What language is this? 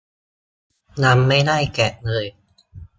Thai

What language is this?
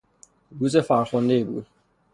Persian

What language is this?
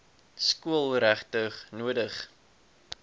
Afrikaans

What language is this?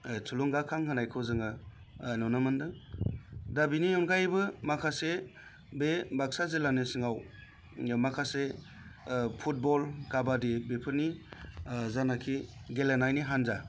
Bodo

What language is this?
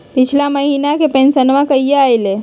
Magahi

